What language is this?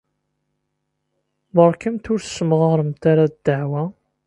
Kabyle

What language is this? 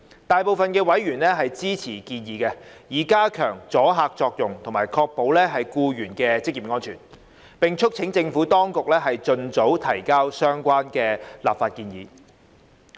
Cantonese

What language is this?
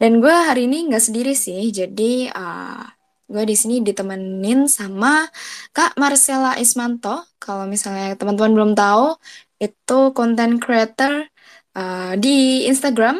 Indonesian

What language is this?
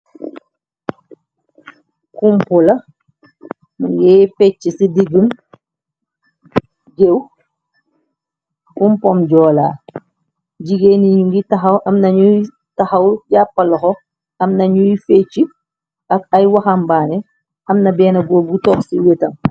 Wolof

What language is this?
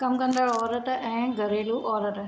Sindhi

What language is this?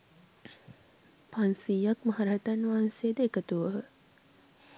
Sinhala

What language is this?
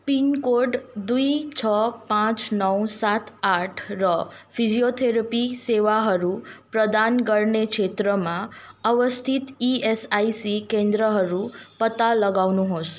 Nepali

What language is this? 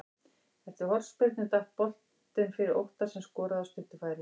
Icelandic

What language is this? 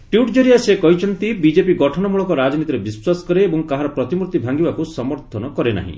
Odia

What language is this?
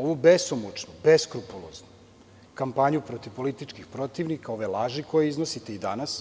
Serbian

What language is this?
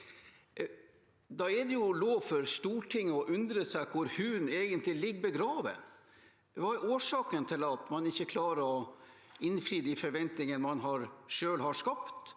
Norwegian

